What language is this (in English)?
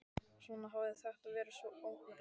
Icelandic